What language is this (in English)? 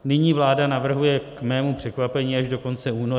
Czech